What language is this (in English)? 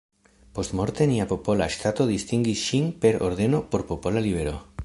Esperanto